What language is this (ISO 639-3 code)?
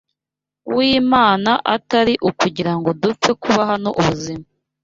kin